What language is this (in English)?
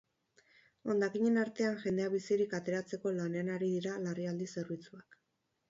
Basque